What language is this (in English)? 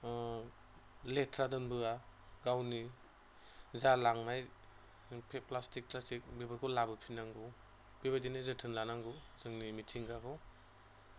Bodo